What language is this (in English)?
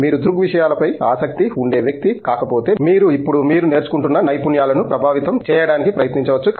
Telugu